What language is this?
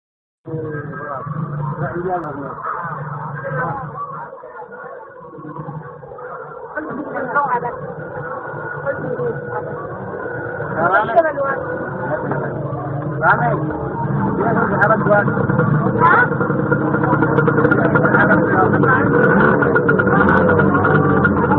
Arabic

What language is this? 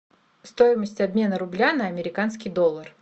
Russian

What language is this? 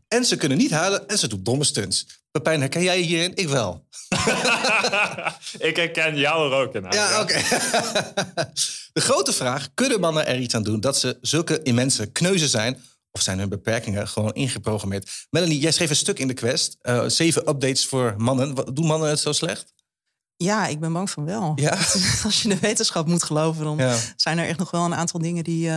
Dutch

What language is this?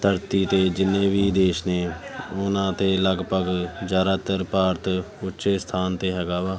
Punjabi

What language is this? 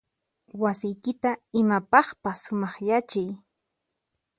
Puno Quechua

